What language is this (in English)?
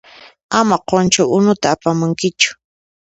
Puno Quechua